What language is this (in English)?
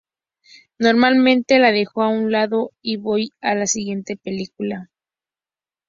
Spanish